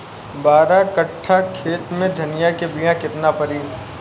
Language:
Bhojpuri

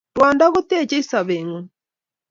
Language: Kalenjin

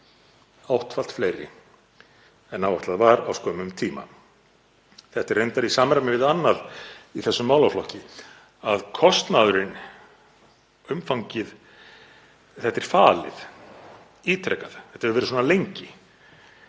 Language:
Icelandic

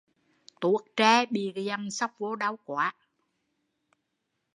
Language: Vietnamese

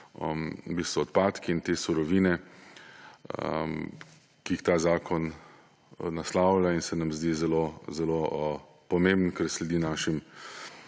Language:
Slovenian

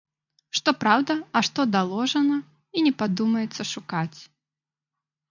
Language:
Belarusian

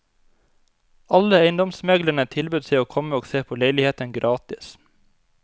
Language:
Norwegian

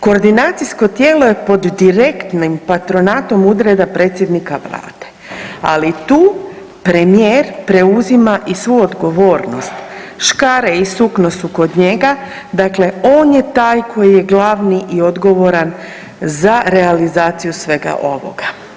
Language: Croatian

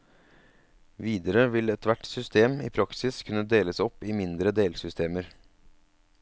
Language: Norwegian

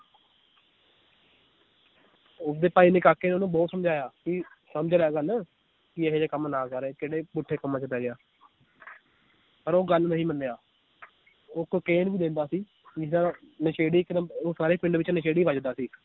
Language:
Punjabi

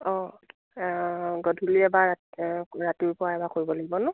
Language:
Assamese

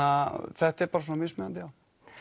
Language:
Icelandic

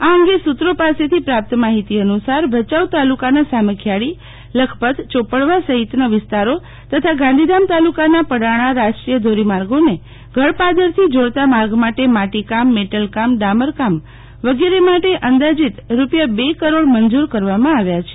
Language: Gujarati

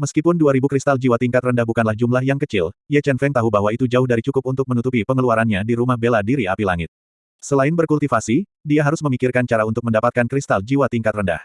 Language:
Indonesian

